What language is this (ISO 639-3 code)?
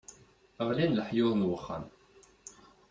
kab